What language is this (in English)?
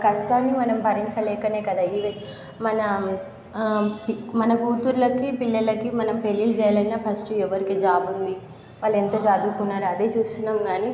Telugu